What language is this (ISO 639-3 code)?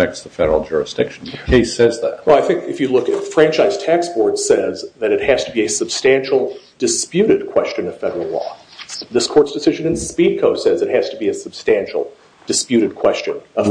eng